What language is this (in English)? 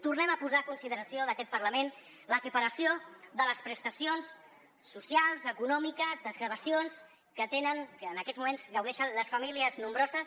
Catalan